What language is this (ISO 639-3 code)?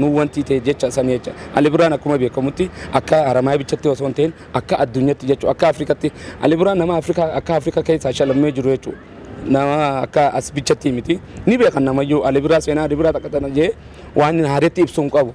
ara